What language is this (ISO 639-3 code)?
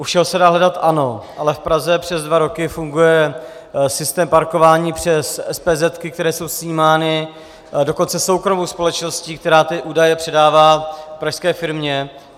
ces